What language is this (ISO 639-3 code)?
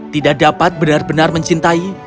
ind